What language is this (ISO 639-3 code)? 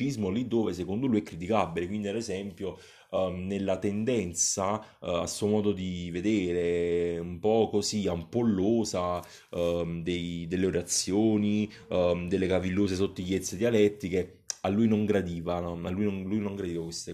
ita